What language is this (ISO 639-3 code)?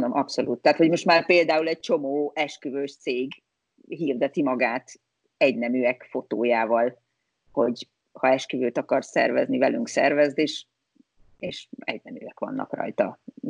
hun